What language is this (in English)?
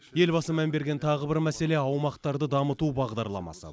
Kazakh